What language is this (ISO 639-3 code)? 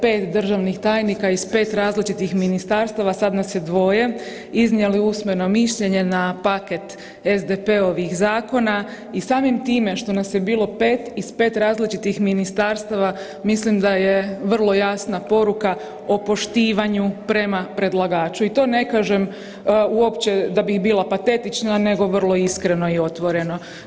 hrv